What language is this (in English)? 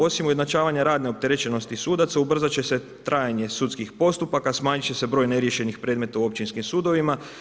Croatian